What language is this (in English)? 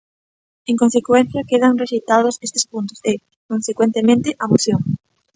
Galician